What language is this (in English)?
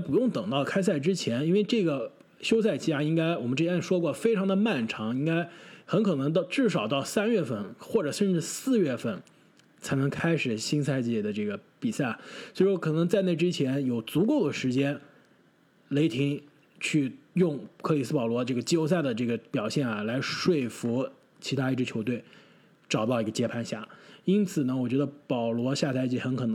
Chinese